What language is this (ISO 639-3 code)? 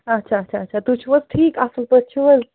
kas